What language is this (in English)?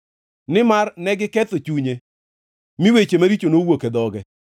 Luo (Kenya and Tanzania)